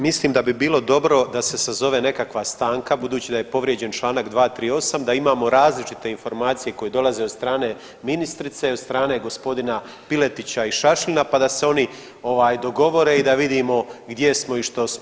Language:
Croatian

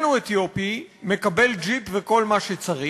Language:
Hebrew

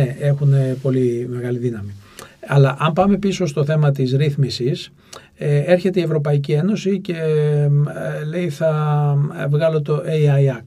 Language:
Greek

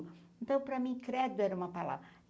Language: Portuguese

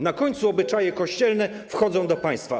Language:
Polish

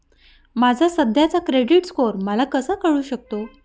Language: Marathi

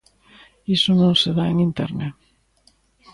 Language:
Galician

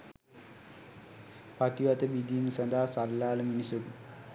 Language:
Sinhala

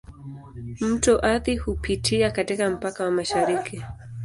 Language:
Swahili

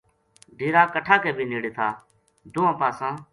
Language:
Gujari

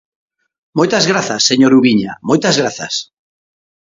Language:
Galician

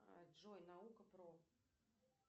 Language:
Russian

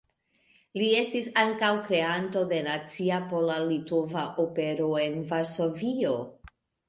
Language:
Esperanto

